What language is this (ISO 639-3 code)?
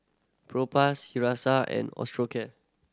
eng